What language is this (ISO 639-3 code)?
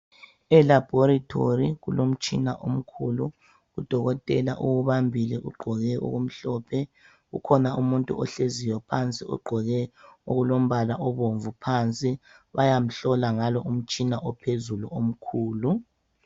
nde